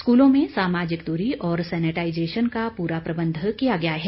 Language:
Hindi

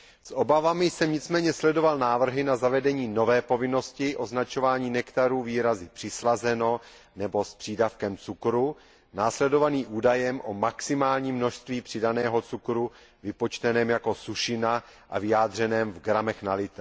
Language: Czech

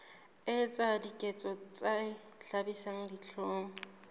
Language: Southern Sotho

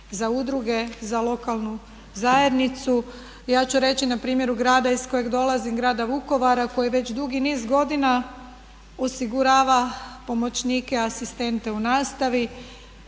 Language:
Croatian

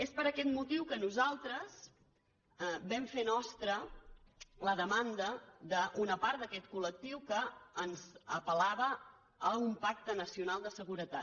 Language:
Catalan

